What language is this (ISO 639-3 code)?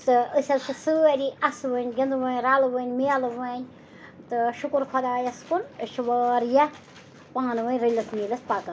kas